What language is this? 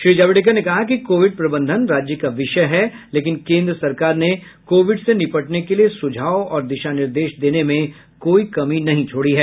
Hindi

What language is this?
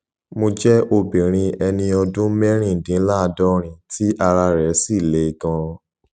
Yoruba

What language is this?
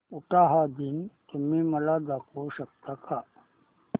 Marathi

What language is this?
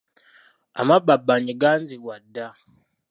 Ganda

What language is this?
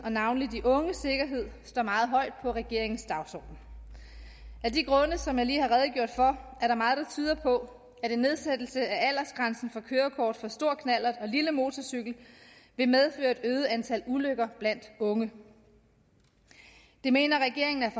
Danish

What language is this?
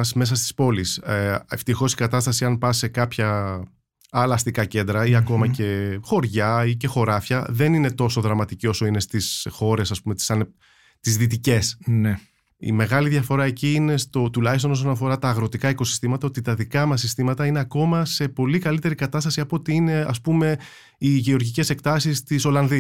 Greek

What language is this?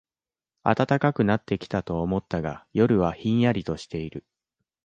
Japanese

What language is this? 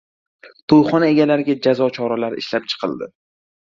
Uzbek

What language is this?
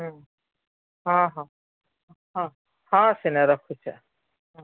Odia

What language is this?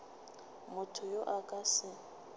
Northern Sotho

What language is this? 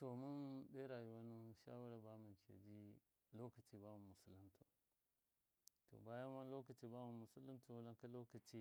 Miya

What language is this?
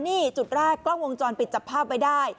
Thai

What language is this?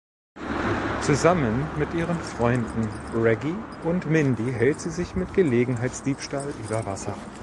German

